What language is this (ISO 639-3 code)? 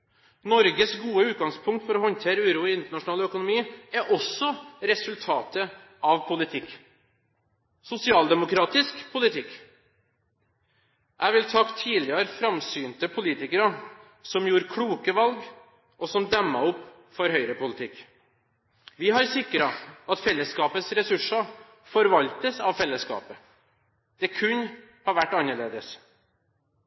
nob